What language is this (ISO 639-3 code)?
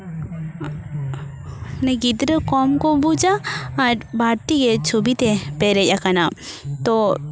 sat